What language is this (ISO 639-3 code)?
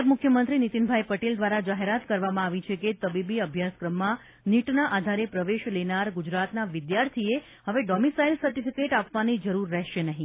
guj